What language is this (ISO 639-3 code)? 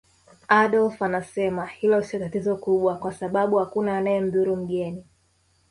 swa